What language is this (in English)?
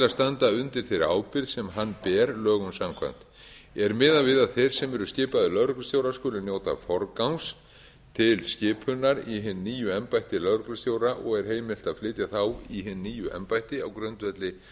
Icelandic